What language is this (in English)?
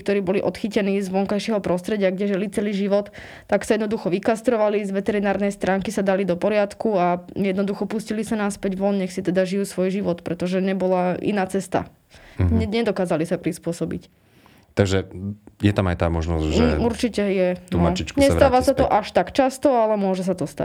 Slovak